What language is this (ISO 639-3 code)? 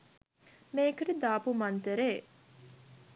sin